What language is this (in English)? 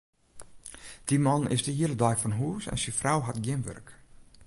Western Frisian